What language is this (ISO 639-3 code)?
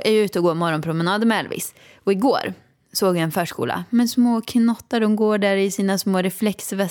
swe